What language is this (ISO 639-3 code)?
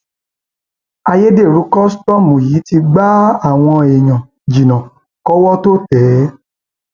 yor